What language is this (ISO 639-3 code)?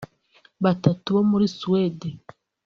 kin